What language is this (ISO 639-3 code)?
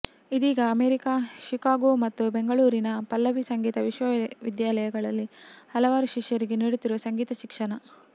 kan